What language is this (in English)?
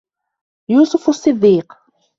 Arabic